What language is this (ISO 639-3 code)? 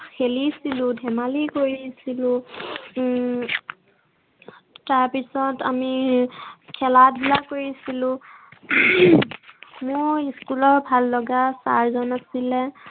asm